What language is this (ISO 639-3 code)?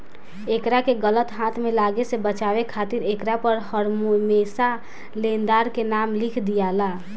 bho